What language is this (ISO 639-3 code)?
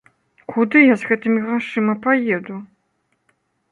bel